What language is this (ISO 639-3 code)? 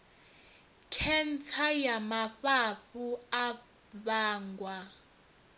ven